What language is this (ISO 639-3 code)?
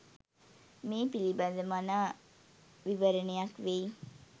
sin